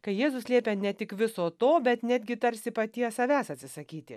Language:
Lithuanian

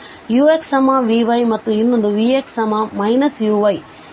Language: Kannada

